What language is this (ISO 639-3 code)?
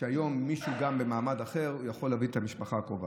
heb